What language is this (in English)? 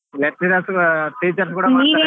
Kannada